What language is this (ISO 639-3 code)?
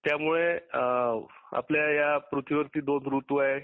mar